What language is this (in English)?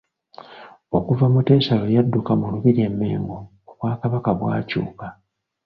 Ganda